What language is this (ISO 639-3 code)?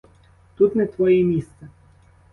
ukr